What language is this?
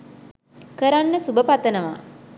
Sinhala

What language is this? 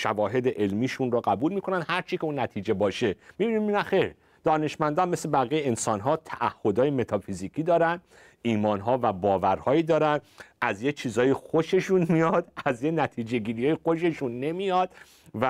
Persian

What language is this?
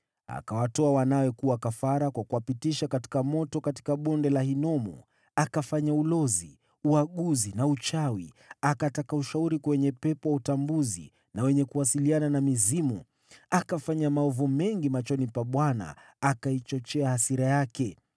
Swahili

